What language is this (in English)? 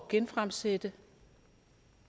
Danish